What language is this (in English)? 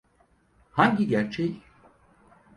Turkish